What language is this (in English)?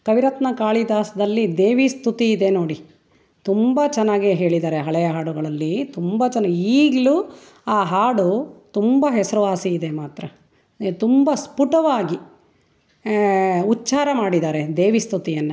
Kannada